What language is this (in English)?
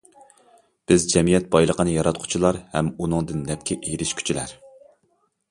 Uyghur